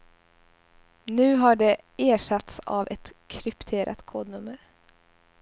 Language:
Swedish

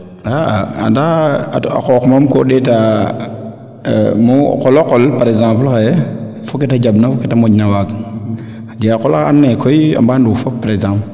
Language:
Serer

